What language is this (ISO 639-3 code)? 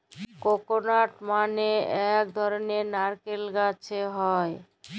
ben